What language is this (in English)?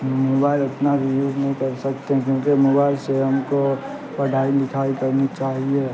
Urdu